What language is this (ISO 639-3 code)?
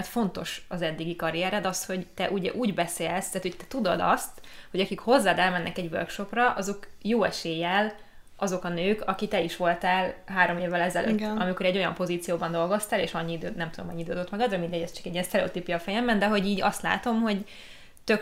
hun